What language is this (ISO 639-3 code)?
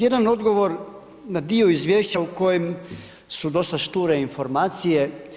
hrv